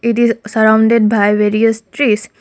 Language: English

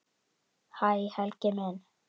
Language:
Icelandic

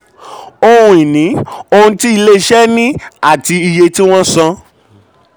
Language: Yoruba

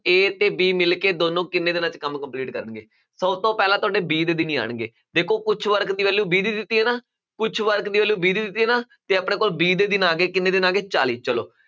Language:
Punjabi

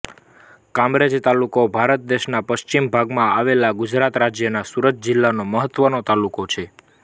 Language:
Gujarati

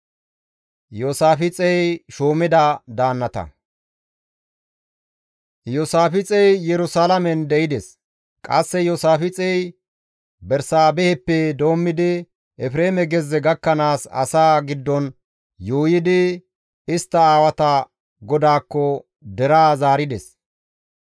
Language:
Gamo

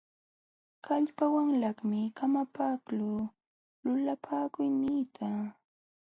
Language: Jauja Wanca Quechua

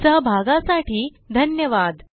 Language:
Marathi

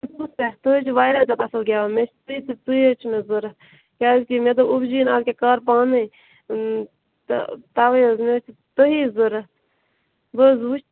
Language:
Kashmiri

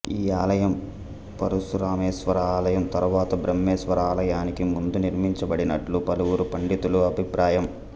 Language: Telugu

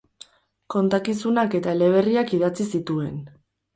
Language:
Basque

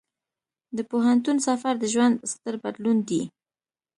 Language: Pashto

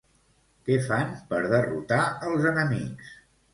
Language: Catalan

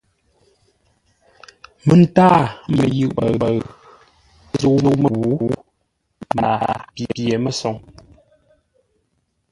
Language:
Ngombale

